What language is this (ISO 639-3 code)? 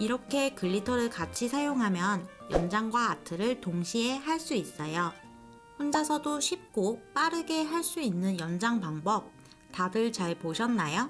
kor